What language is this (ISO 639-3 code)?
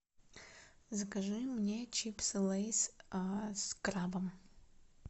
rus